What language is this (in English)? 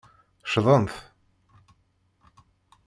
Kabyle